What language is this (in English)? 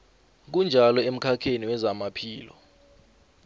South Ndebele